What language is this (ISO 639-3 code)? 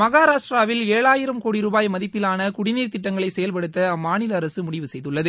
tam